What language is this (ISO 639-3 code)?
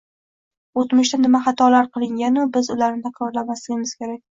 uzb